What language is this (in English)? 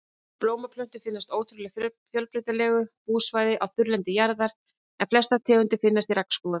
Icelandic